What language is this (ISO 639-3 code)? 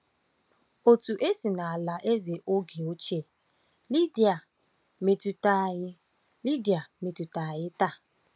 ibo